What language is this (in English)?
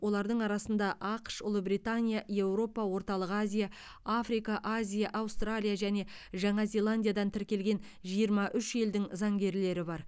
Kazakh